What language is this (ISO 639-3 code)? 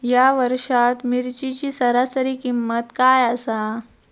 mar